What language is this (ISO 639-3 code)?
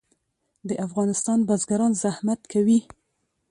pus